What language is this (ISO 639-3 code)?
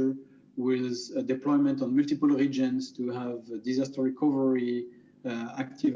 eng